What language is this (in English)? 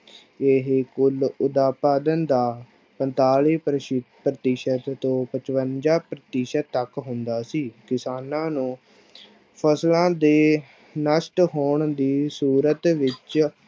Punjabi